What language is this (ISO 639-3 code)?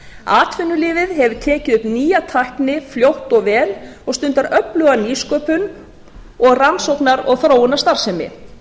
isl